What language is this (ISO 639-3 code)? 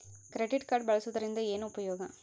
kan